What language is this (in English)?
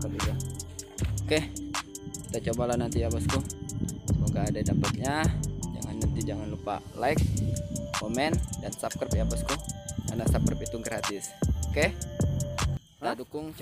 Indonesian